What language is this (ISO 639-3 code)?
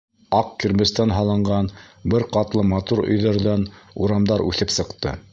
bak